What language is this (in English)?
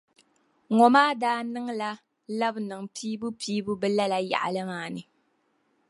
Dagbani